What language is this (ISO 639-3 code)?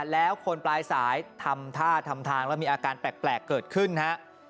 tha